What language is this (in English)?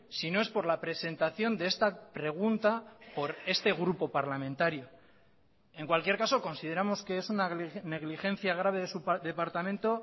Spanish